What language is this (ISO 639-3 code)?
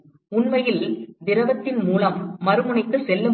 tam